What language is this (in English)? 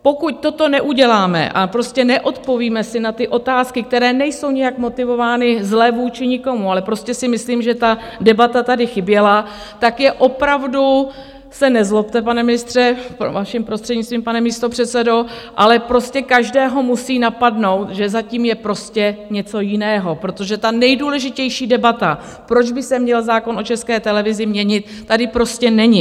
Czech